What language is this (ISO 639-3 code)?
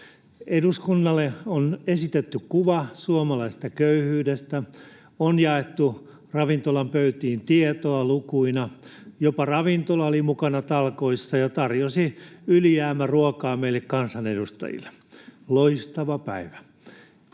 fin